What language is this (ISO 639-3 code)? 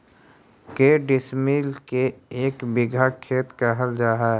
mag